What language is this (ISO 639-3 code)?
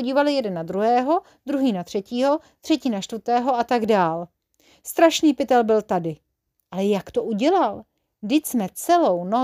ces